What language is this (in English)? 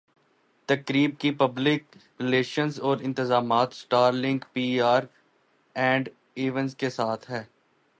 Urdu